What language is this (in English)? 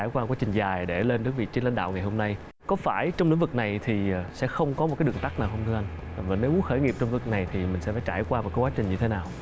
Vietnamese